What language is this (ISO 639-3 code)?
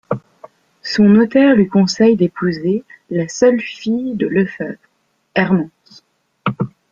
fra